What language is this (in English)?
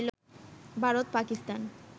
Bangla